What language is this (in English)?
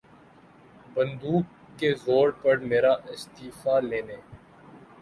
Urdu